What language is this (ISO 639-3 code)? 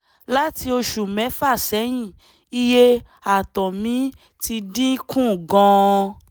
yor